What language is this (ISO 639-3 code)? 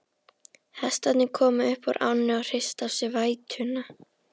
isl